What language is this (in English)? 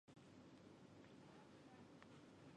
Chinese